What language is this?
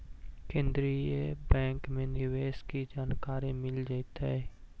Magahi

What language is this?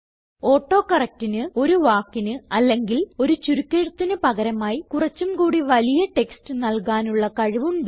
Malayalam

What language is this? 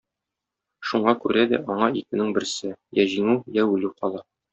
Tatar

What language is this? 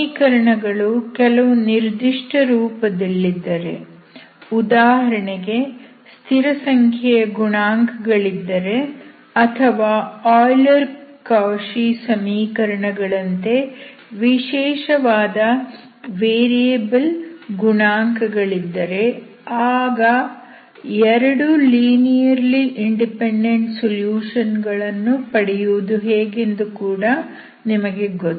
Kannada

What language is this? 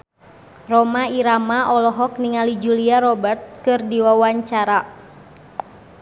Sundanese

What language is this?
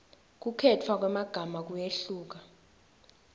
Swati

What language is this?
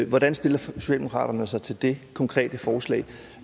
Danish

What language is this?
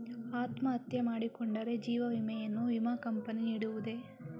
Kannada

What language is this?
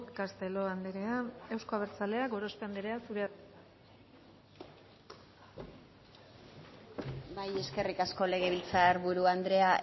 Basque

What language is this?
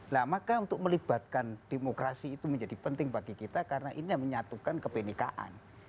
Indonesian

